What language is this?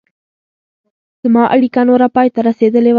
Pashto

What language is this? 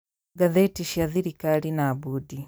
Kikuyu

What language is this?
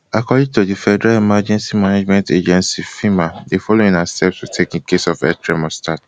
Nigerian Pidgin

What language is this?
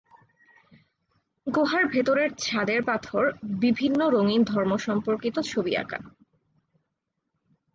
Bangla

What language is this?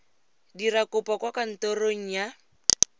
Tswana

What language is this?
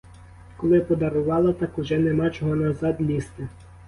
Ukrainian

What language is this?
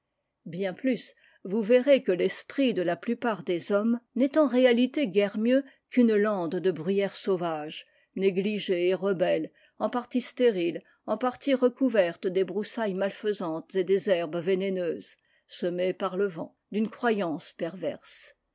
French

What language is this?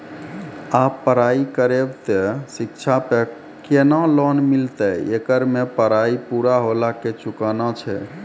Maithili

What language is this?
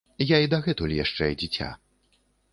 Belarusian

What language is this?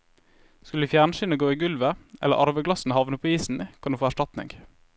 Norwegian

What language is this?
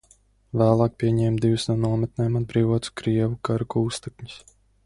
Latvian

